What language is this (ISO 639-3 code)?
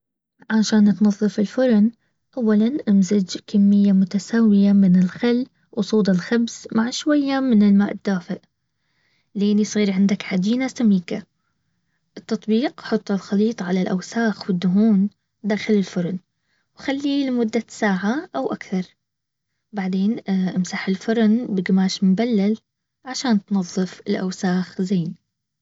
abv